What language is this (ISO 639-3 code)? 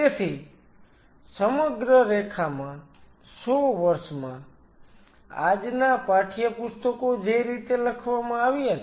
guj